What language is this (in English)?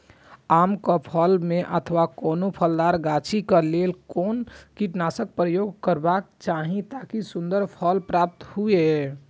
Maithili